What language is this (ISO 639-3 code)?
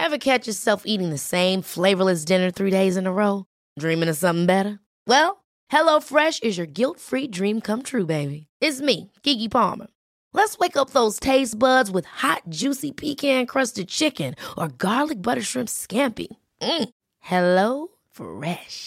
nld